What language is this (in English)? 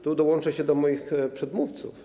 Polish